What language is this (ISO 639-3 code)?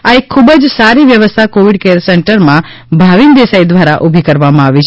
guj